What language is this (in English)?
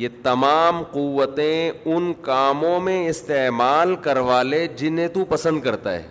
Urdu